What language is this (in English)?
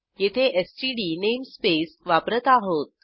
Marathi